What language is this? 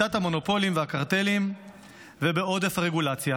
Hebrew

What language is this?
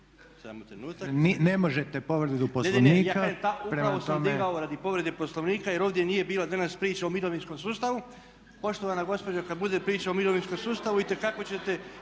Croatian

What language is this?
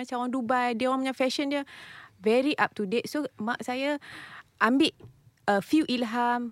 Malay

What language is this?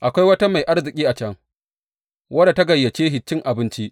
Hausa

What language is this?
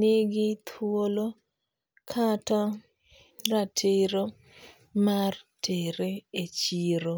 Luo (Kenya and Tanzania)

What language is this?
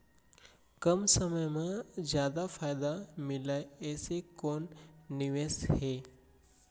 Chhattisgarhi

